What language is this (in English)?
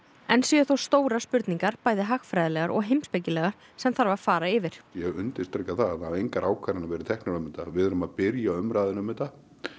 Icelandic